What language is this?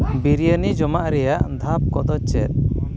Santali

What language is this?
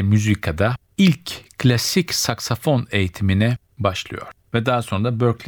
Turkish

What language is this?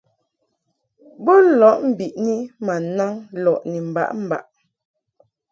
Mungaka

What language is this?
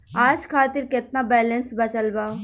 Bhojpuri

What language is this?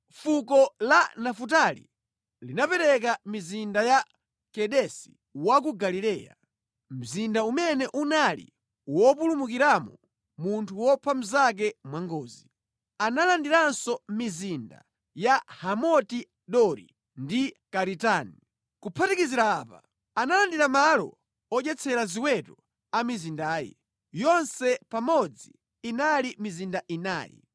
Nyanja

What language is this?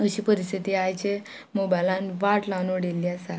Konkani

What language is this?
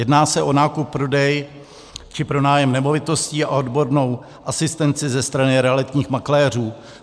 Czech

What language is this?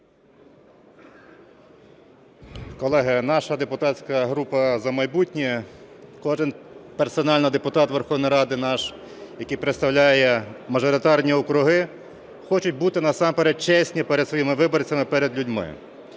Ukrainian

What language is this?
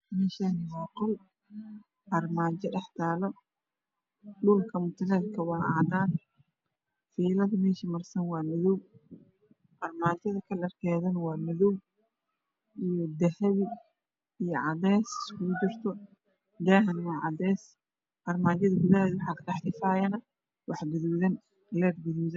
Somali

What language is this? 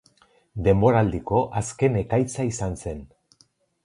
Basque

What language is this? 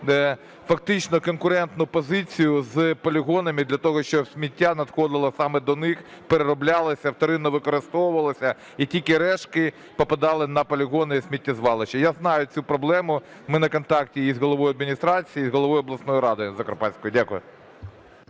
Ukrainian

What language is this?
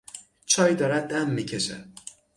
Persian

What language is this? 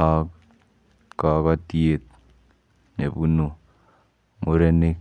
Kalenjin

